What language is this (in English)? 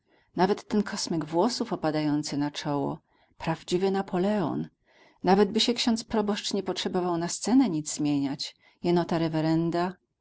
Polish